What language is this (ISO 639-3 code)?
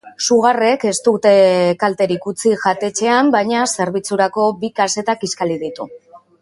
eus